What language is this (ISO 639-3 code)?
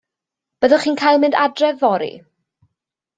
cym